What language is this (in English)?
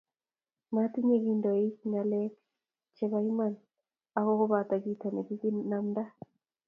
Kalenjin